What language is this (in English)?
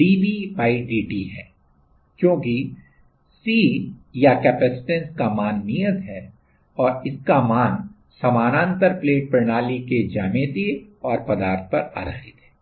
Hindi